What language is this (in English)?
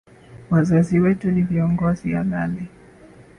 Swahili